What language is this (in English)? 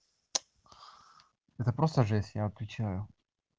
Russian